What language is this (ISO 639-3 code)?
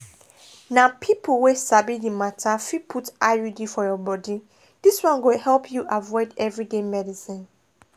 pcm